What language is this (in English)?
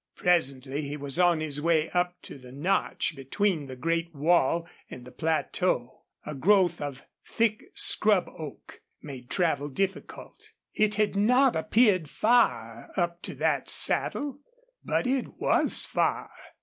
English